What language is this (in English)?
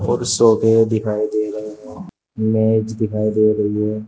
Hindi